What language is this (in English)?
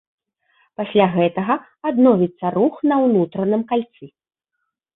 Belarusian